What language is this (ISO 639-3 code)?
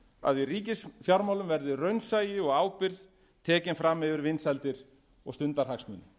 isl